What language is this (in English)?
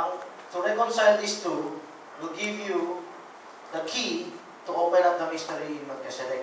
Filipino